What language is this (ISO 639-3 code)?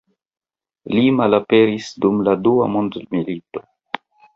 epo